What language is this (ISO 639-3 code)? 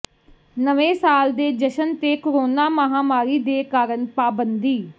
pan